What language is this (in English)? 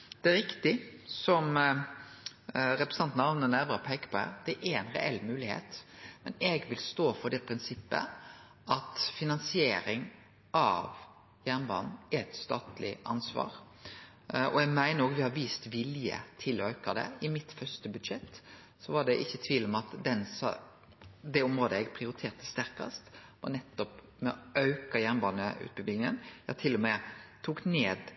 Norwegian Nynorsk